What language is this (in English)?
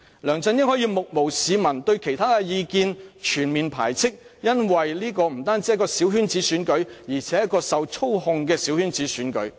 Cantonese